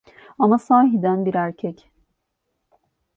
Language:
Turkish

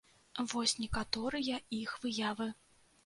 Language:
Belarusian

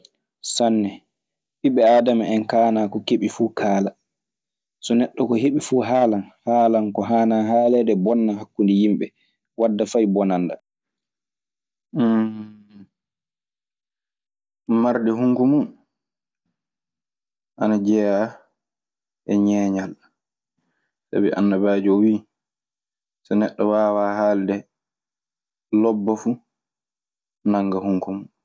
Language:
Maasina Fulfulde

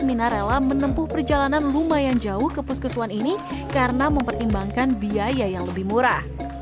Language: Indonesian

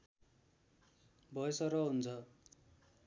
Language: Nepali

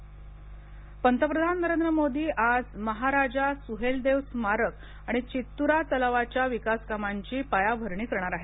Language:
Marathi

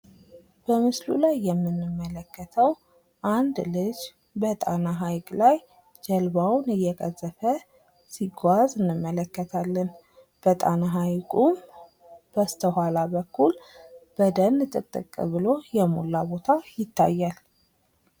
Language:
Amharic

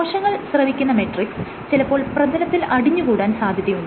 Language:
Malayalam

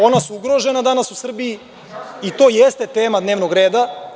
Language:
Serbian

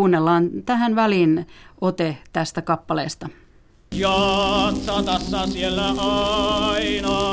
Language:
Finnish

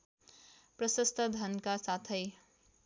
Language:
Nepali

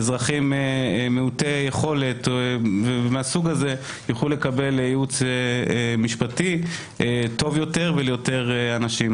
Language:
Hebrew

